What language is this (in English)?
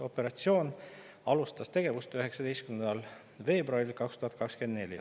Estonian